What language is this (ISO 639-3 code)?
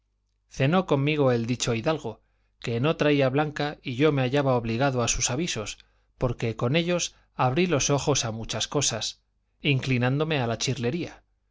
spa